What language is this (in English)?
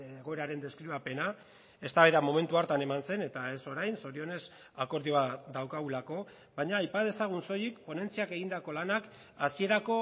Basque